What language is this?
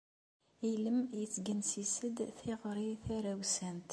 Kabyle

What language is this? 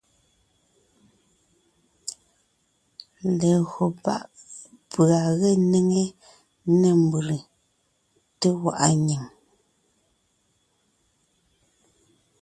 Ngiemboon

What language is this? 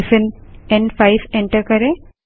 Hindi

